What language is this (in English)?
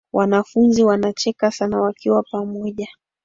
Swahili